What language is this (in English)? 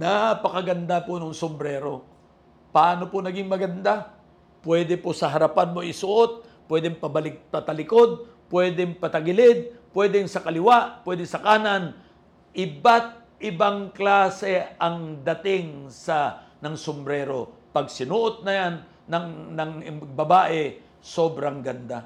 Filipino